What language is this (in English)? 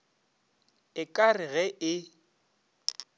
Northern Sotho